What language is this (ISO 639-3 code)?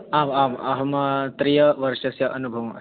san